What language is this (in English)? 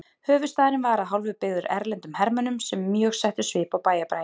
Icelandic